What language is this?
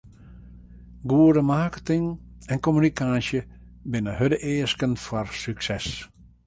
Western Frisian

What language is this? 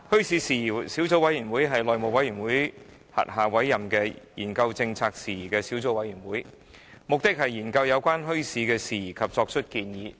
Cantonese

